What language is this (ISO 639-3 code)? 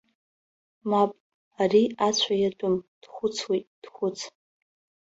abk